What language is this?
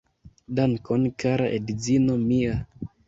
Esperanto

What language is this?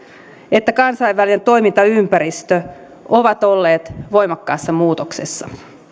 Finnish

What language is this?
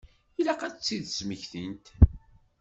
Kabyle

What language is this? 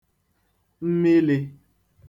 Igbo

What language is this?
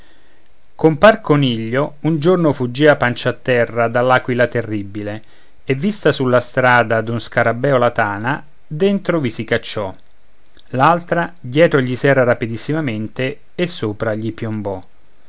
Italian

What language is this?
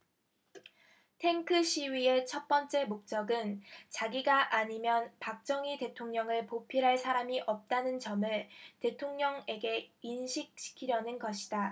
Korean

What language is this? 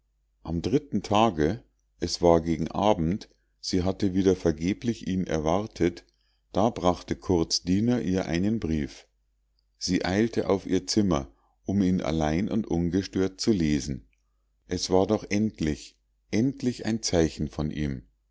German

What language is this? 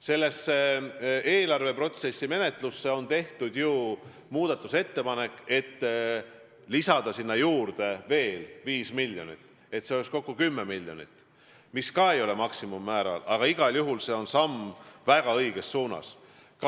Estonian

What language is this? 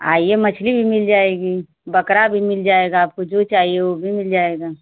Hindi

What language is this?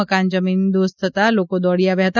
Gujarati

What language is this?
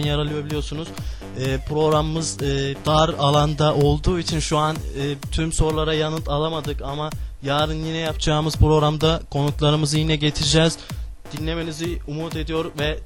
Turkish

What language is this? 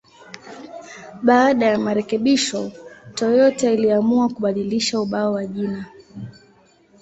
Swahili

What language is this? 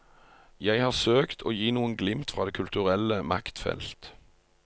Norwegian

